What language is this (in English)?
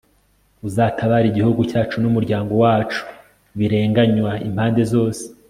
Kinyarwanda